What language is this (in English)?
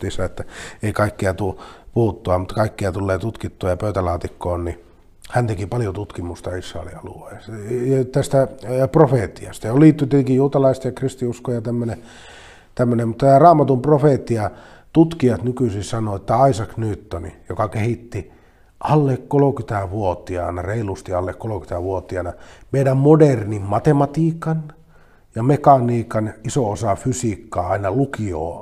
Finnish